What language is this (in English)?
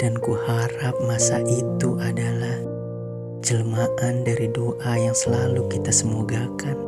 Indonesian